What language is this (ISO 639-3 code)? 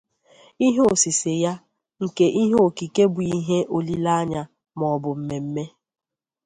ibo